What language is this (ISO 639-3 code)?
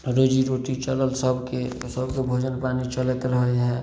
mai